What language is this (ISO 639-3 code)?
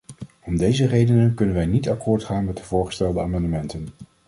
nld